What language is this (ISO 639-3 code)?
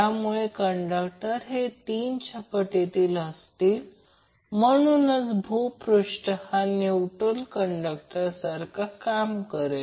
mar